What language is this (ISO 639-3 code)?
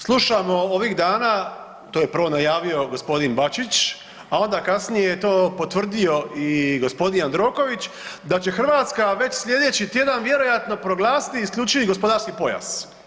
hrv